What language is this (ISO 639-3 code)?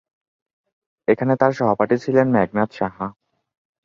ben